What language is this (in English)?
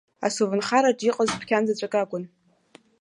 Abkhazian